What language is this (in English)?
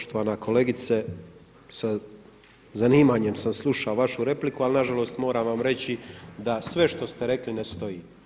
Croatian